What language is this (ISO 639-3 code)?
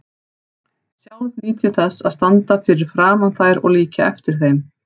isl